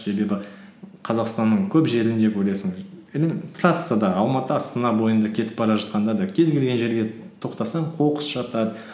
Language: Kazakh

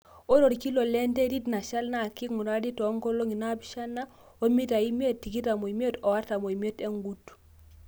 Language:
Masai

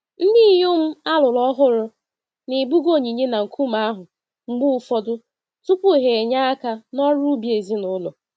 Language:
Igbo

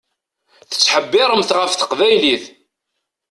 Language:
Kabyle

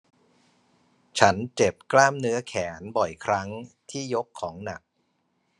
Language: Thai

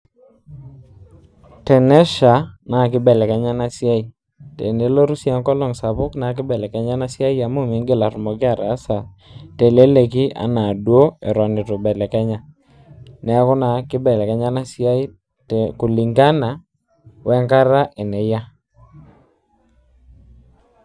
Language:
Masai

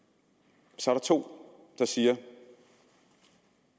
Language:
Danish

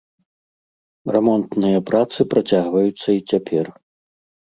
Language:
Belarusian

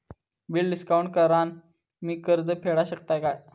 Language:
Marathi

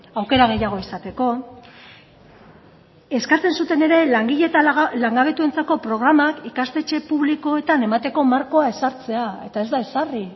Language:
Basque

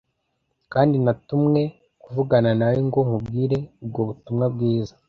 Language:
Kinyarwanda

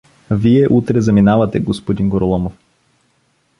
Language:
Bulgarian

